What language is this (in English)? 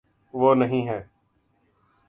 Urdu